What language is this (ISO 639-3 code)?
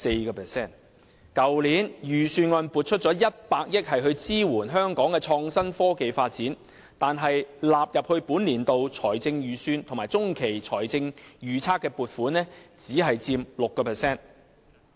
yue